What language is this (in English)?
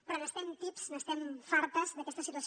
Catalan